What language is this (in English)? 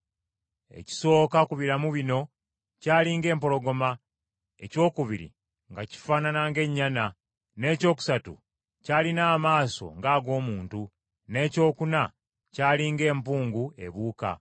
Ganda